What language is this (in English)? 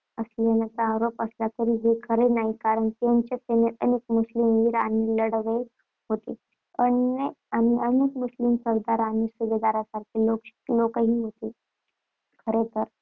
Marathi